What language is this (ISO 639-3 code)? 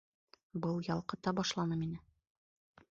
bak